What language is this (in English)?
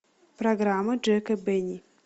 Russian